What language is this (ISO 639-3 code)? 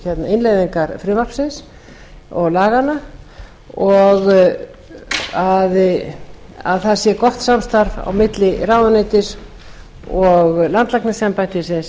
isl